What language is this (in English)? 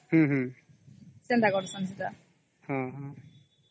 Odia